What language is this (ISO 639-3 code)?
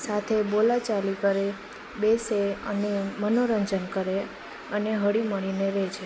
guj